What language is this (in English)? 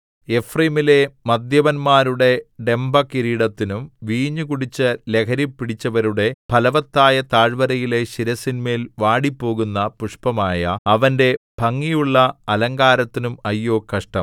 Malayalam